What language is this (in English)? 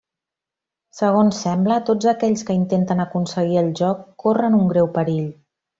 Catalan